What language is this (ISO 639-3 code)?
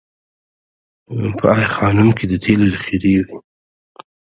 pus